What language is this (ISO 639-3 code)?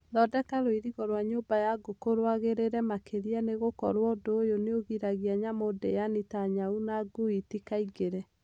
kik